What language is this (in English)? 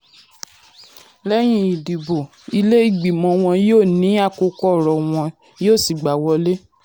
Yoruba